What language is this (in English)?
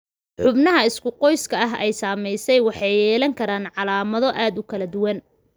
Somali